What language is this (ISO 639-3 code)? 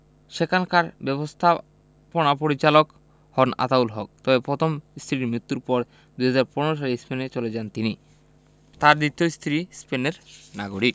ben